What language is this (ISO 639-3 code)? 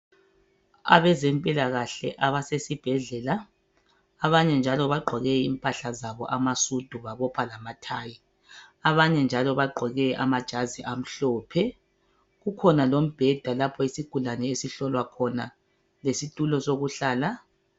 nde